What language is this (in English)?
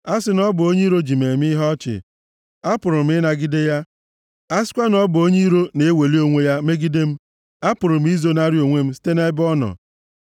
Igbo